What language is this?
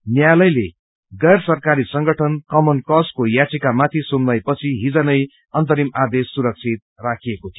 Nepali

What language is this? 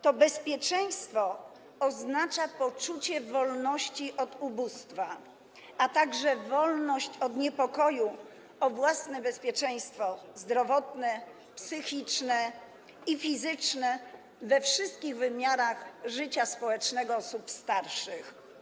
Polish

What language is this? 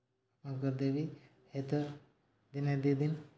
Odia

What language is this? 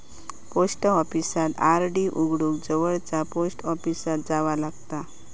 Marathi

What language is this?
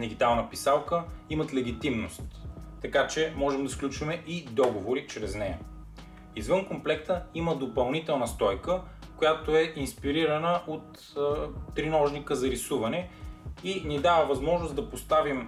Bulgarian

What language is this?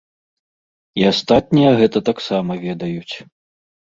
Belarusian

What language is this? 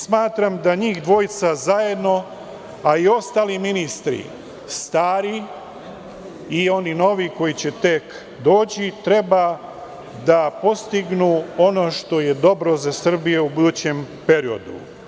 Serbian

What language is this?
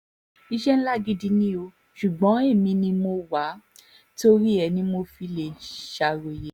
Yoruba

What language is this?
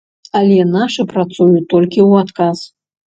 Belarusian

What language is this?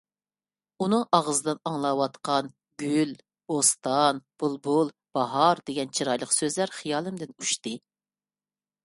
Uyghur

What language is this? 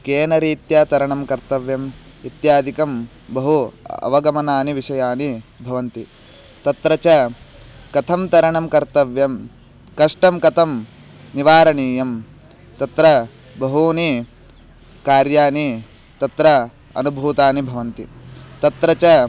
Sanskrit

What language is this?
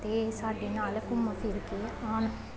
Punjabi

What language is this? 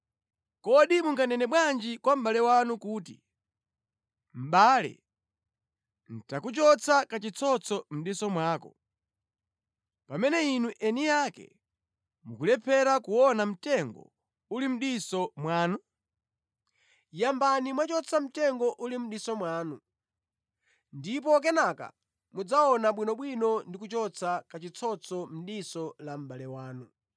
Nyanja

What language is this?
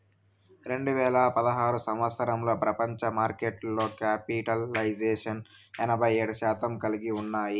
Telugu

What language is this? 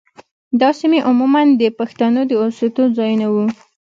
Pashto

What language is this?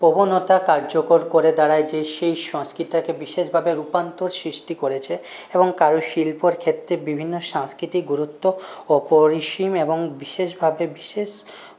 Bangla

